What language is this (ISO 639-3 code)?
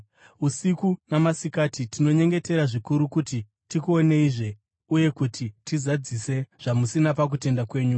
sna